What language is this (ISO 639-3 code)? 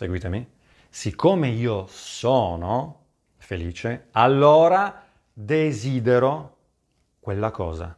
ita